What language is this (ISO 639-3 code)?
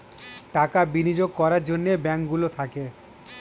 ben